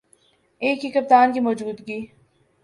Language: Urdu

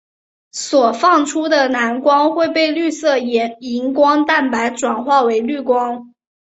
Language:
Chinese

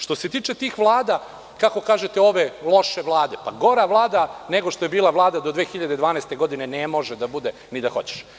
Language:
Serbian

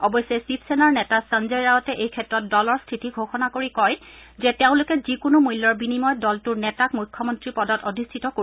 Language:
Assamese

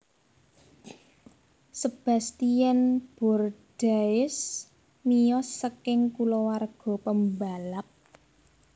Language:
Javanese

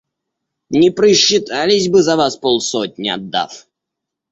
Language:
Russian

